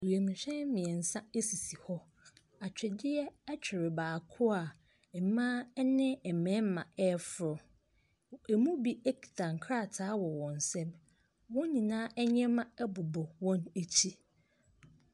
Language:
Akan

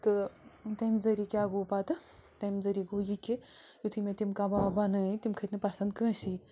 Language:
Kashmiri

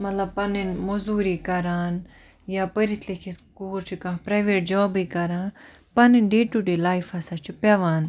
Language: Kashmiri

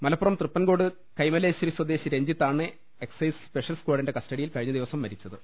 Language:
Malayalam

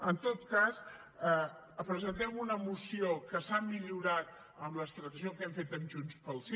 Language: Catalan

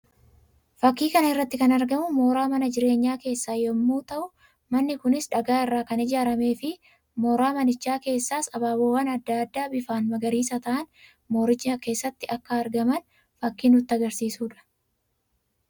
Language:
Oromo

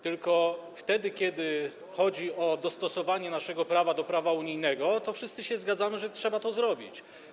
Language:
Polish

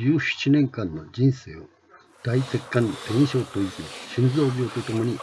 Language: Japanese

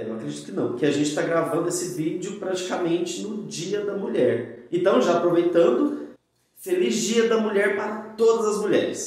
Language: Portuguese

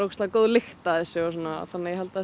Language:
Icelandic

